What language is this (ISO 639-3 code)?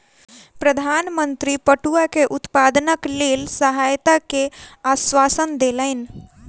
mai